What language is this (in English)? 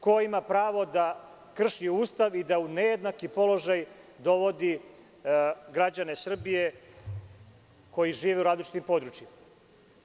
Serbian